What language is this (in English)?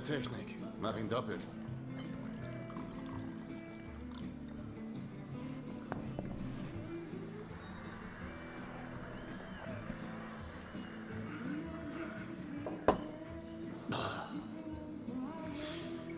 German